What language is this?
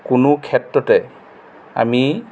Assamese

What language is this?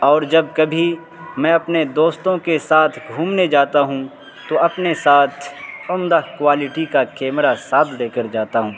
Urdu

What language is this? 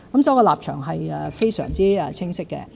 Cantonese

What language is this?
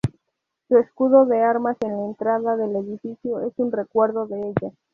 Spanish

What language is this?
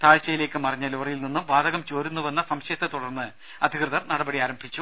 Malayalam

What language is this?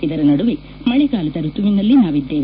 Kannada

